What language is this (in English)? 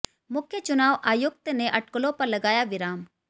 Hindi